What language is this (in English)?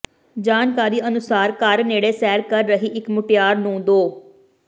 Punjabi